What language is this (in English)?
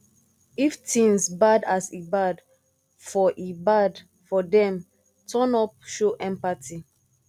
Nigerian Pidgin